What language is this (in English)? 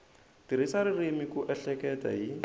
Tsonga